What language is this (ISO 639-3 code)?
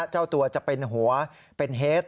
tha